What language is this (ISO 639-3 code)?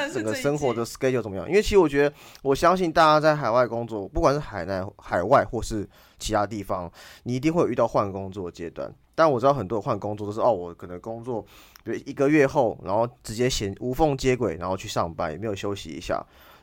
zho